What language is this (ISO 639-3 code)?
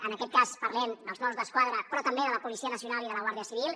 cat